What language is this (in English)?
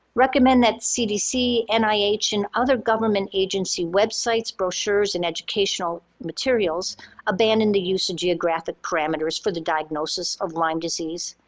English